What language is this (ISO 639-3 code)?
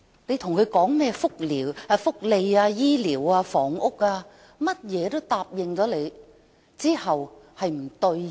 yue